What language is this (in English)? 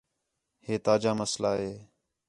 Khetrani